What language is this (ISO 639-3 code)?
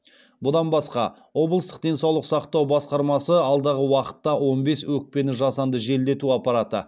kaz